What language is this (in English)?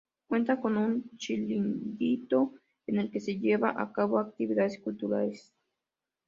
Spanish